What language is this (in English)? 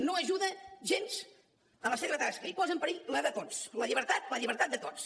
Catalan